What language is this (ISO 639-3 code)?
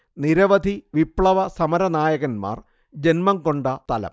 mal